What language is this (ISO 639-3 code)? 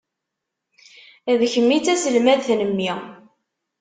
kab